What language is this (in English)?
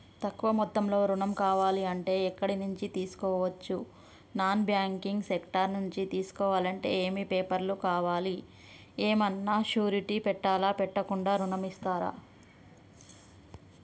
Telugu